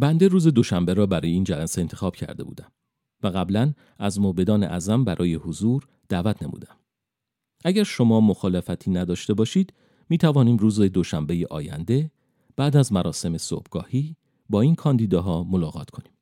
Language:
Persian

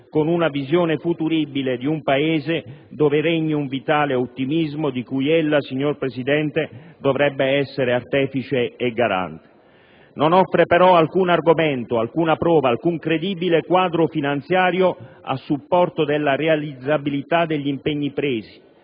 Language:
Italian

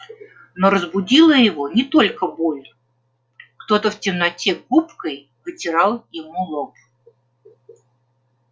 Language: Russian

